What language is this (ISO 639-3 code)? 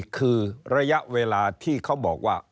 tha